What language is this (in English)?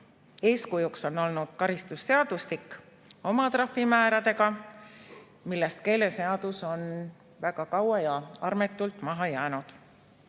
Estonian